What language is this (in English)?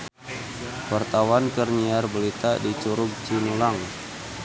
Sundanese